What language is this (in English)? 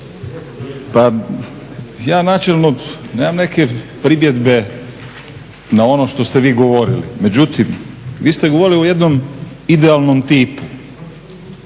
Croatian